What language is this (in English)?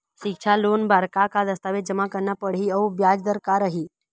Chhattisgarhi